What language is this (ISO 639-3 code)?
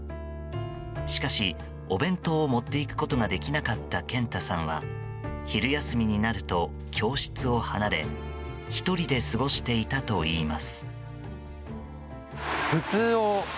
jpn